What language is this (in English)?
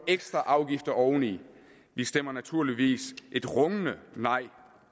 Danish